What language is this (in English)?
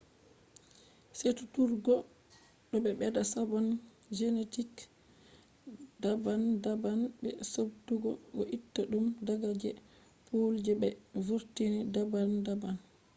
Fula